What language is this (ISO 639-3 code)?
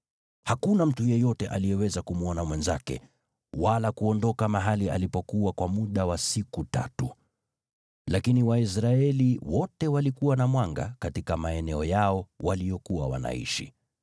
swa